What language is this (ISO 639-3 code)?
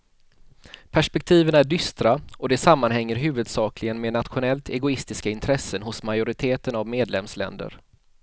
swe